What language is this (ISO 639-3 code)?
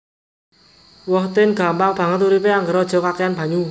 jav